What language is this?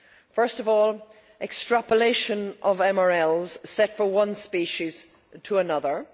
English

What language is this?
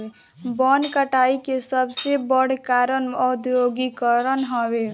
Bhojpuri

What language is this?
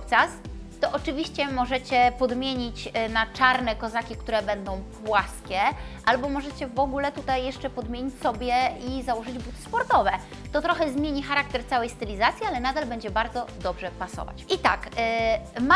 Polish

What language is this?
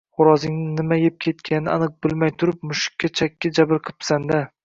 Uzbek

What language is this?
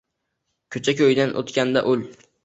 Uzbek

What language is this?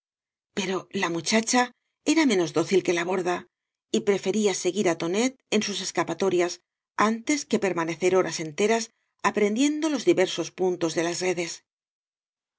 Spanish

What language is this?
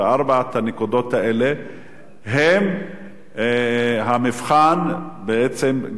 Hebrew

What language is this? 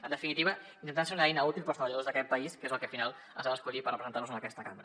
Catalan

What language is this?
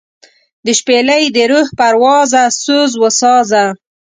Pashto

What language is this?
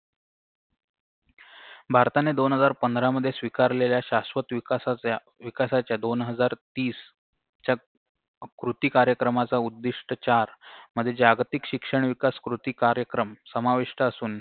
Marathi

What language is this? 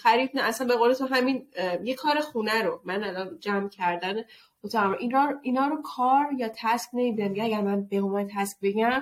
Persian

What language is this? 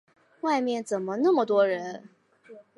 Chinese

